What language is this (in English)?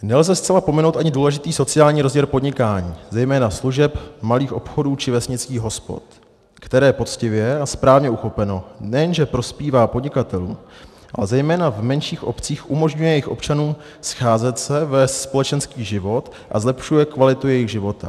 Czech